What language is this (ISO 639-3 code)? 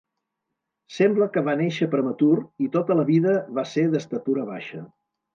cat